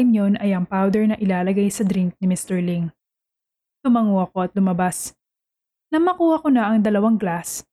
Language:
Filipino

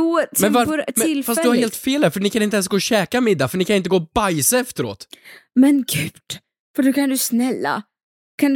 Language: Swedish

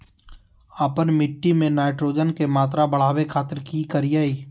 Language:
Magahi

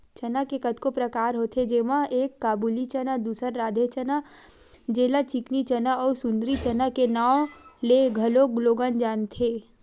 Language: Chhattisgarhi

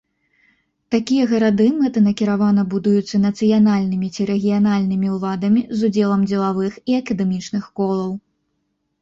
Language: Belarusian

